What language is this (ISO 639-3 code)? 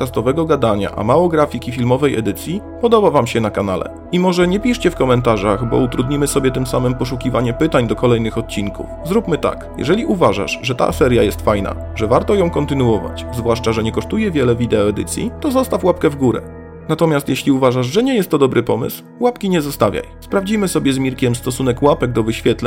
pol